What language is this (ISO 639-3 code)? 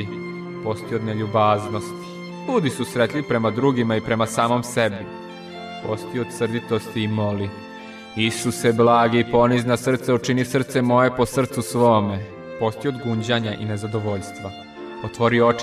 hrv